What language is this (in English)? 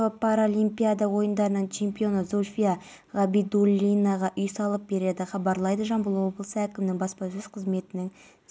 Kazakh